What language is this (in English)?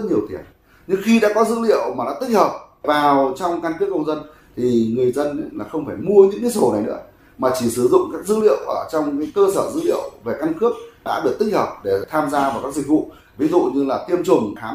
Vietnamese